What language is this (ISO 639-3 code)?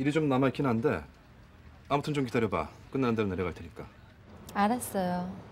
kor